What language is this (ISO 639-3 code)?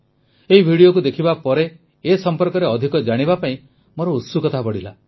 ori